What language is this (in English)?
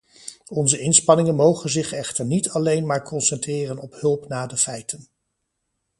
Dutch